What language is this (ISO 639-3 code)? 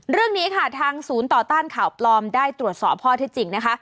tha